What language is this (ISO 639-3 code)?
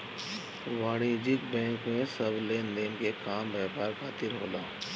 bho